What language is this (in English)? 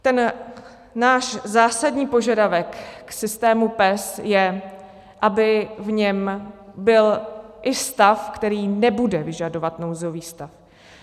Czech